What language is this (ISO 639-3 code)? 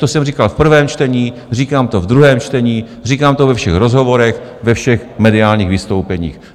ces